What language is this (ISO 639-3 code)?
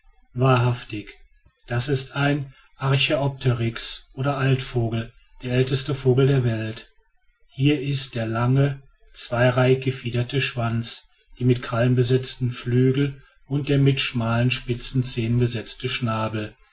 deu